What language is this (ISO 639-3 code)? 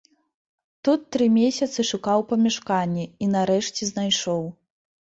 bel